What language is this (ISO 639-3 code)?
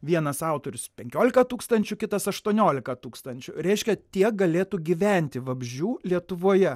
lit